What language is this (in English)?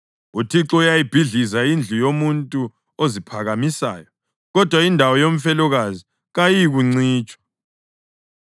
North Ndebele